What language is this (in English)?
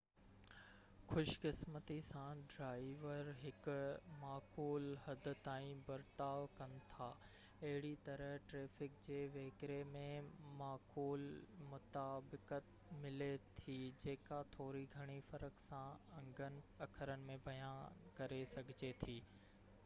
Sindhi